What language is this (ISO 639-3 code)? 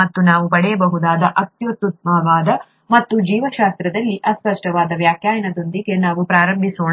kan